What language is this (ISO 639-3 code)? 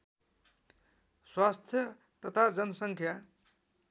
nep